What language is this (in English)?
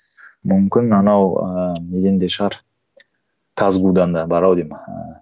Kazakh